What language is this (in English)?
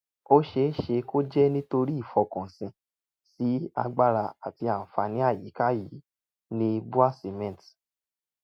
Yoruba